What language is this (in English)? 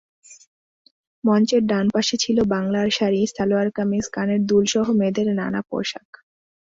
Bangla